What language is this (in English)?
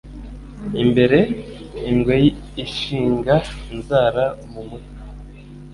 Kinyarwanda